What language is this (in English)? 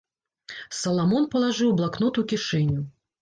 Belarusian